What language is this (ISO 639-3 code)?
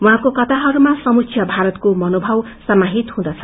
nep